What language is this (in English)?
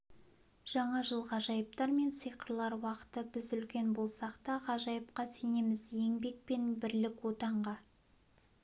Kazakh